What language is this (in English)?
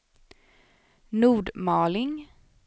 Swedish